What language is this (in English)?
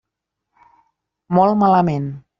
Catalan